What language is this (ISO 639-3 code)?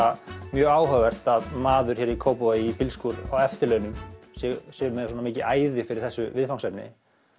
isl